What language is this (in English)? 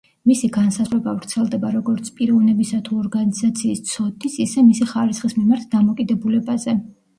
Georgian